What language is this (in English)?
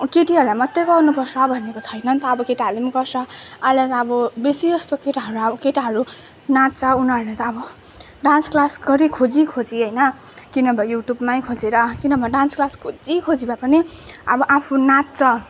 Nepali